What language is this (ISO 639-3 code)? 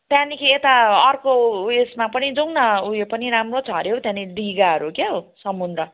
nep